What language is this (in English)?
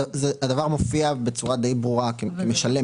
Hebrew